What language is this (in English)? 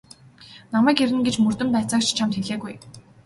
Mongolian